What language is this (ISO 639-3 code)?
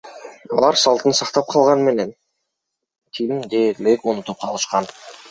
kir